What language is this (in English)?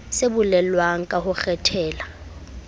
Southern Sotho